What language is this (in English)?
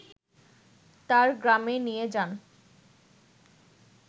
Bangla